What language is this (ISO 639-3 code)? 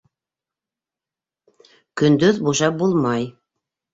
bak